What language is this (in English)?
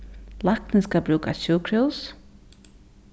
Faroese